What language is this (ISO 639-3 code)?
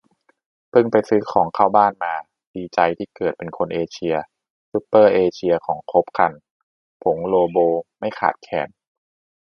tha